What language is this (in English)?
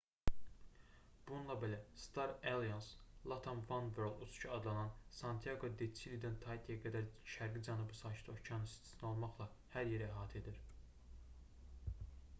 Azerbaijani